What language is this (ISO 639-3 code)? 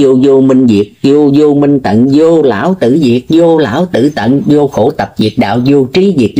vie